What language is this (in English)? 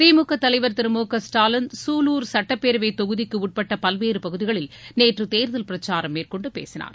Tamil